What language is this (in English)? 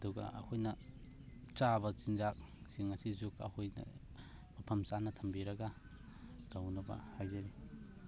Manipuri